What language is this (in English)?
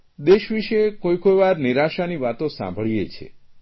Gujarati